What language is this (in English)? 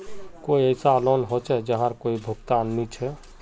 Magahi